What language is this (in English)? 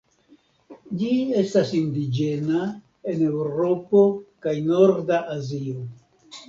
Esperanto